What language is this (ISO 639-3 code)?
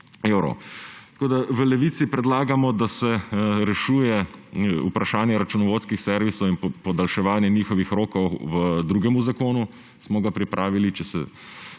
slv